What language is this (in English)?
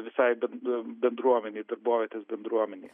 Lithuanian